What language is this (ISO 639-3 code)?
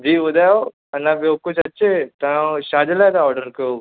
snd